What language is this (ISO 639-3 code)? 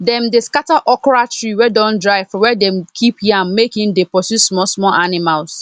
pcm